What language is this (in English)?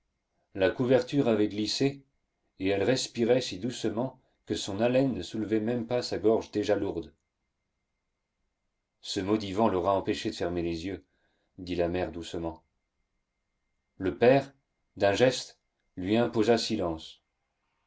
French